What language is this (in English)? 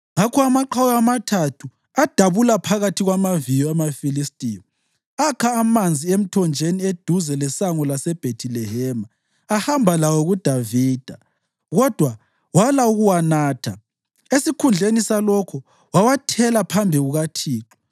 North Ndebele